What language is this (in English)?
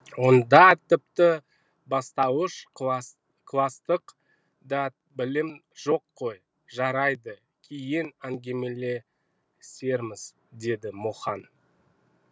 Kazakh